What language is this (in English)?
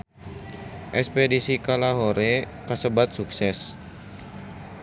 Sundanese